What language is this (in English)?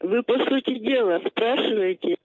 Russian